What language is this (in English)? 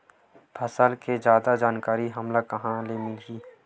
Chhattisgarhi